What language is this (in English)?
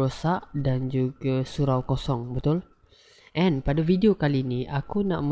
Malay